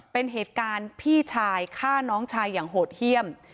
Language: Thai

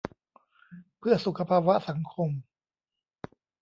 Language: Thai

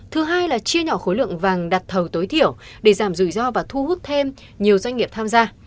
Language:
Vietnamese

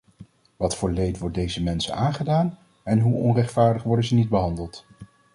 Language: Dutch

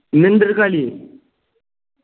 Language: Malayalam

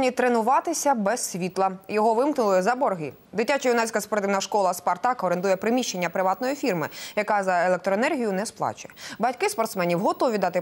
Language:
Ukrainian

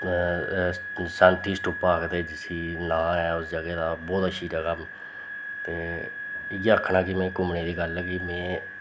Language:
Dogri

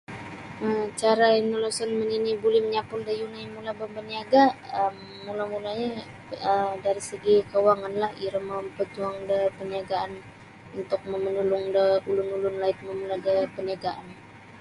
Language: Sabah Bisaya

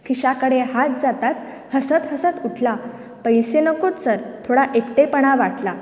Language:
Konkani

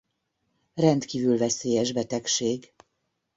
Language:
Hungarian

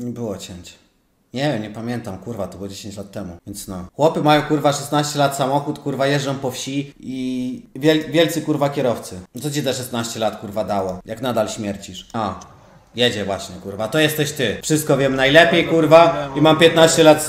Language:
Polish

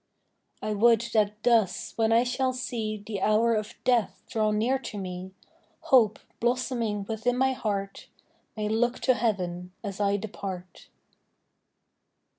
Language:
English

